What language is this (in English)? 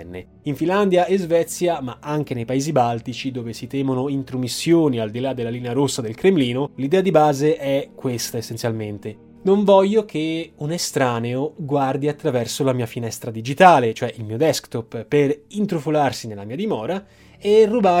Italian